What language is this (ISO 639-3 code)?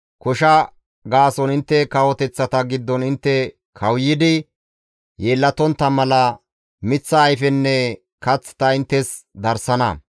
gmv